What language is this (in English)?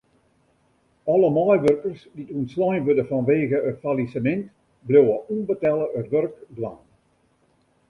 Western Frisian